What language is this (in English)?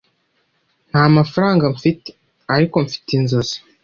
Kinyarwanda